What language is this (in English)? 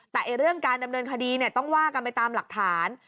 Thai